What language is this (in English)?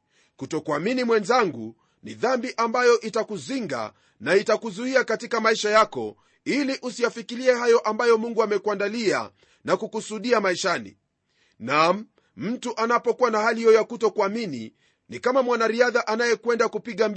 Swahili